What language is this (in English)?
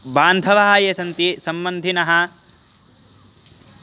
Sanskrit